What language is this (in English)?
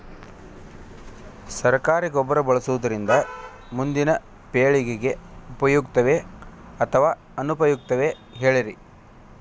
Kannada